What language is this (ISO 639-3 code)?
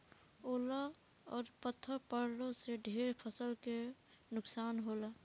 bho